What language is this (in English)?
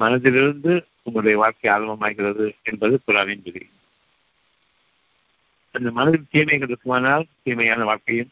Tamil